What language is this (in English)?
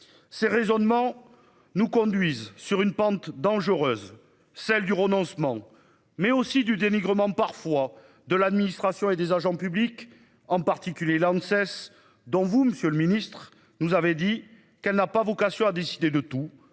French